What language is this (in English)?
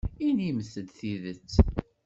Kabyle